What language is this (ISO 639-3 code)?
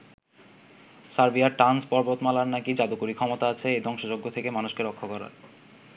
ben